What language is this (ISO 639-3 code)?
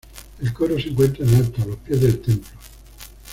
spa